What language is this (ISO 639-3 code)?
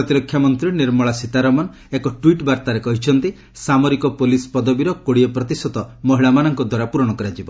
ori